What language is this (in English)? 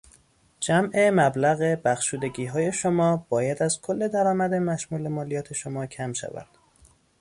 Persian